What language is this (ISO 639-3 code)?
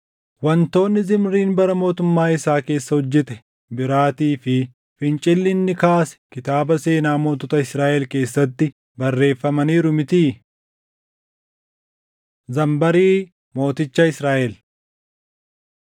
orm